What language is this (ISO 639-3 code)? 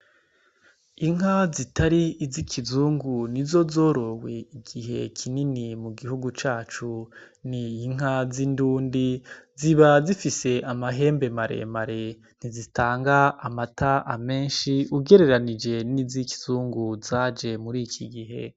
run